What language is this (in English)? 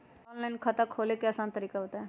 Magahi